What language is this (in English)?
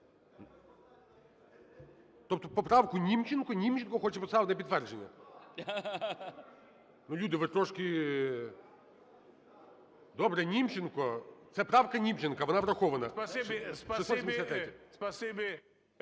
Ukrainian